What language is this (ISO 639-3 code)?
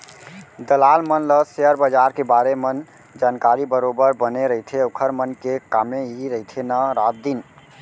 hne